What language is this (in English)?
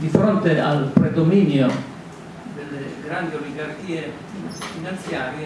Italian